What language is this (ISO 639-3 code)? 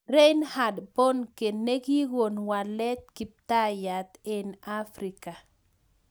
kln